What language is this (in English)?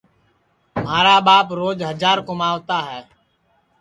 Sansi